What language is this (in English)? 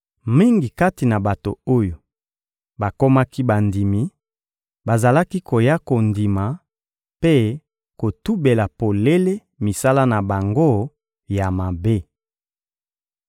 Lingala